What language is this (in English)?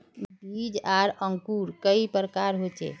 Magahi